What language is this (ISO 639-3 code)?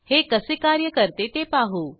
mar